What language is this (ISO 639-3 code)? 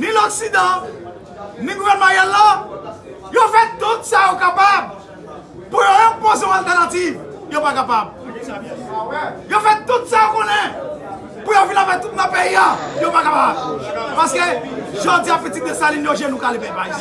fra